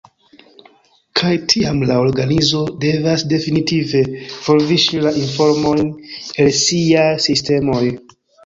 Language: Esperanto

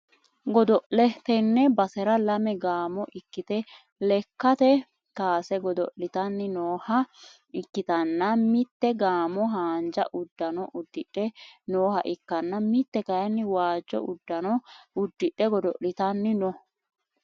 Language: Sidamo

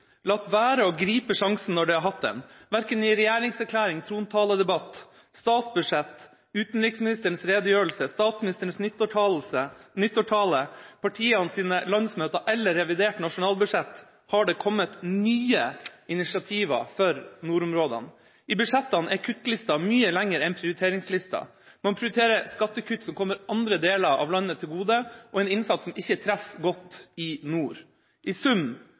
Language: Norwegian Bokmål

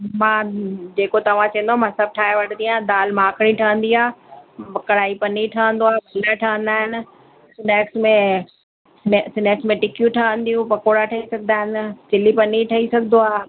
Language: Sindhi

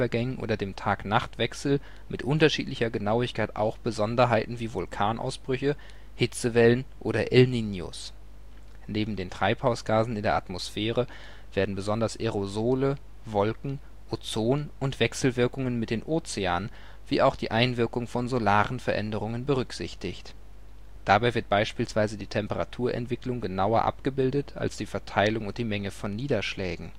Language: German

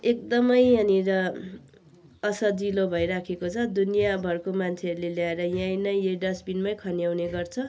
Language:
Nepali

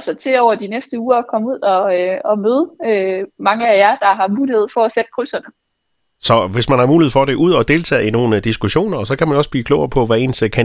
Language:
Danish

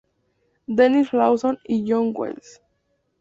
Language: Spanish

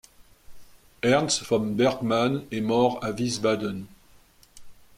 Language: French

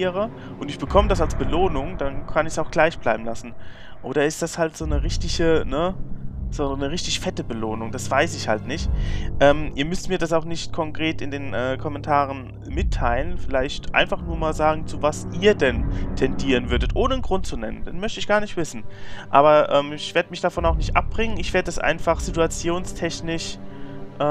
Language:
German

